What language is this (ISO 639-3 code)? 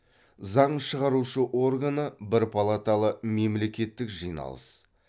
kaz